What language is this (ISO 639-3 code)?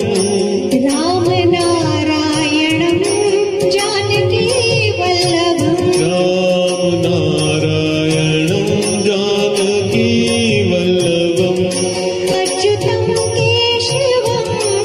ron